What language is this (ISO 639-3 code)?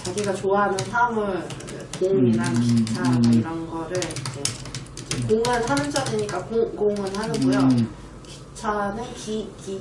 kor